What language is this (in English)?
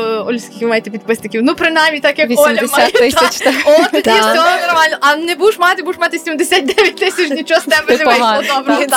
Ukrainian